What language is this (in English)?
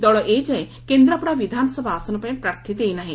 Odia